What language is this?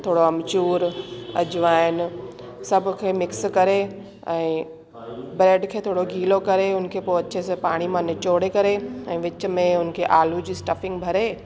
Sindhi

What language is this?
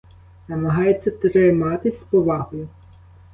Ukrainian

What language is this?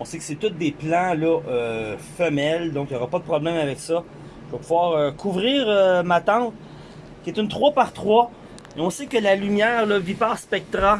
French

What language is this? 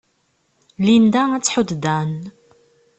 Kabyle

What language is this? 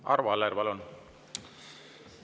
Estonian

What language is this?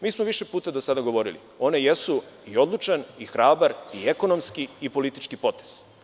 Serbian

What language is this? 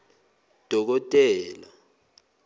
Zulu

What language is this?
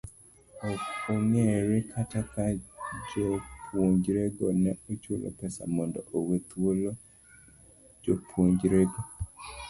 Luo (Kenya and Tanzania)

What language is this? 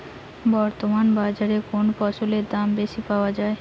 Bangla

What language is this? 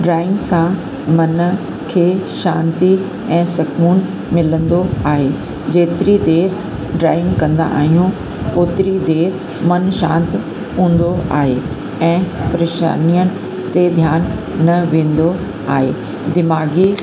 Sindhi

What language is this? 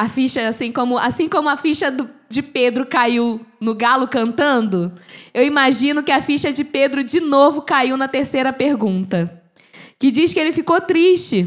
Portuguese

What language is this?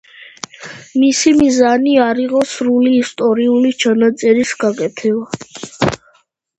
Georgian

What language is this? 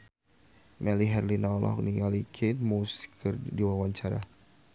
Sundanese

